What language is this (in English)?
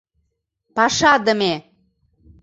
Mari